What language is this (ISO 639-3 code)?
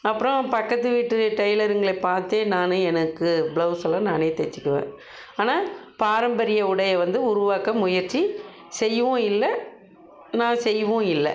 tam